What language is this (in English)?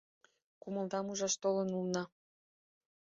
Mari